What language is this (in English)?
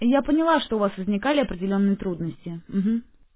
Russian